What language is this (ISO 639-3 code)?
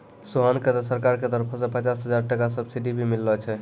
mai